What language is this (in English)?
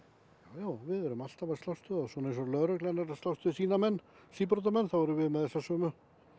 Icelandic